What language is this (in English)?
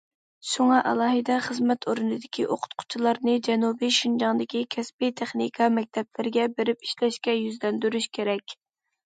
Uyghur